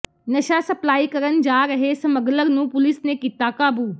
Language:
Punjabi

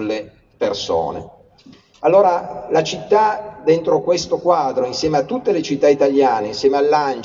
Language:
Italian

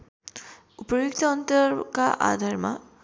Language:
Nepali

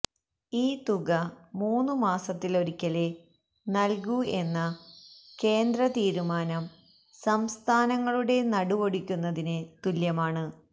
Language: Malayalam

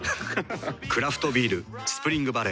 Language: Japanese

